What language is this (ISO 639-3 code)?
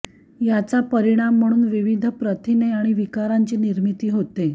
mar